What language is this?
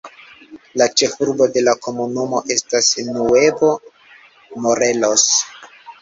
Esperanto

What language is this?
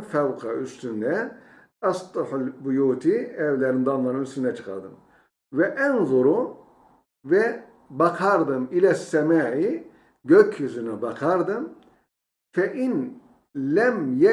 Turkish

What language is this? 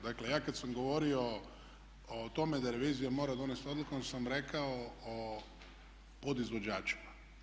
Croatian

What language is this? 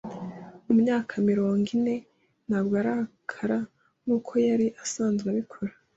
Kinyarwanda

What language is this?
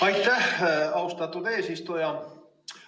Estonian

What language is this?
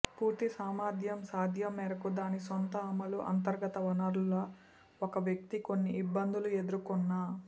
Telugu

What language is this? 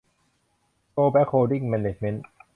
Thai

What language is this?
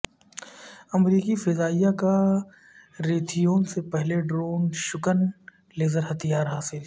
Urdu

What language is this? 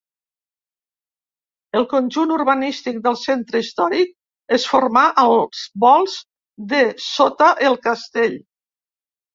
Catalan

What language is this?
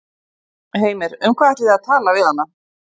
Icelandic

